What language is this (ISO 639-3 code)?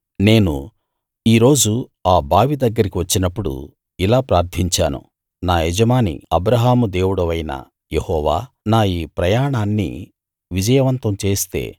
tel